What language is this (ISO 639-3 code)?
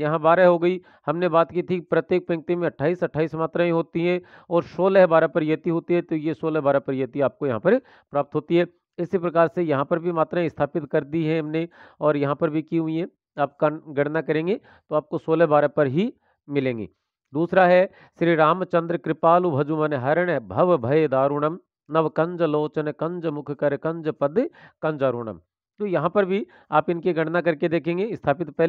hin